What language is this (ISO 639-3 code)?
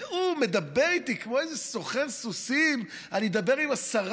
heb